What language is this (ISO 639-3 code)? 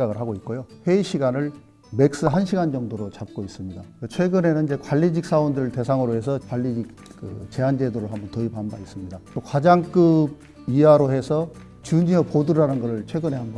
kor